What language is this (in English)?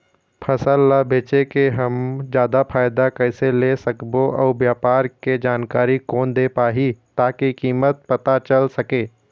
Chhattisgarhi